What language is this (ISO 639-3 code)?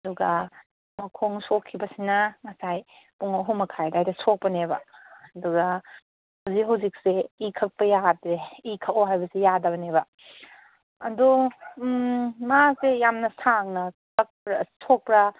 mni